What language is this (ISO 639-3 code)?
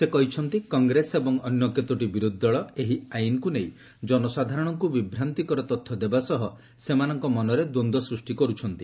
ori